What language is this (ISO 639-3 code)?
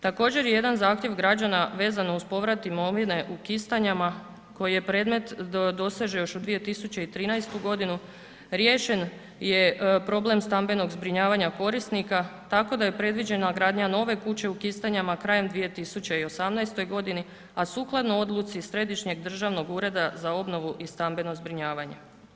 hrv